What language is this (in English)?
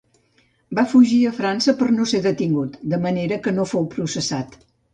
Catalan